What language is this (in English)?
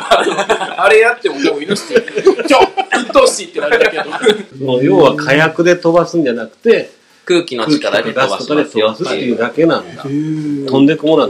Japanese